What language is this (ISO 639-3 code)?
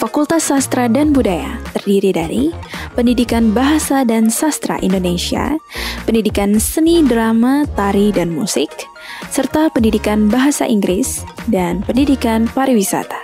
ind